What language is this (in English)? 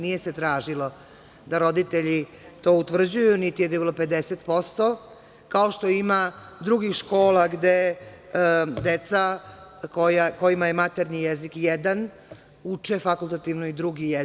Serbian